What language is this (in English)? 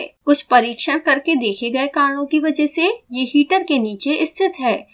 Hindi